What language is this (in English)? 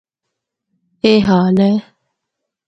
Northern Hindko